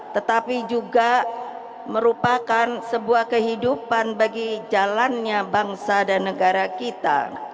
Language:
Indonesian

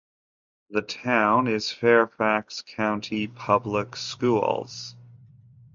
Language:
English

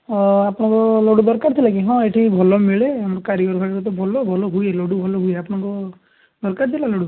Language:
Odia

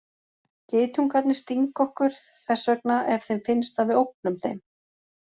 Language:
Icelandic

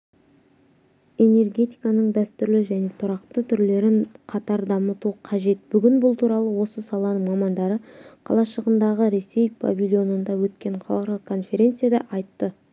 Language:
Kazakh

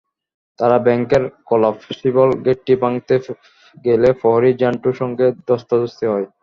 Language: Bangla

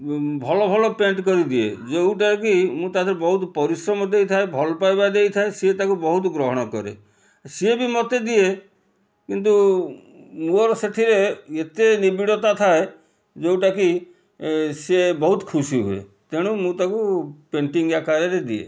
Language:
Odia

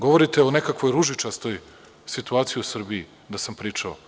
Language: Serbian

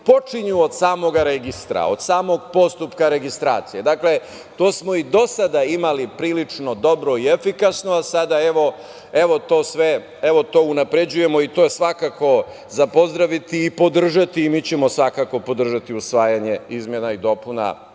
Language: Serbian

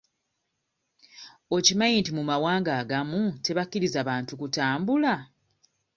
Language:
Ganda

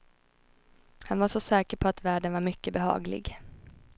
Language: Swedish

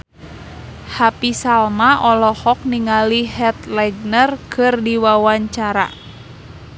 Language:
Sundanese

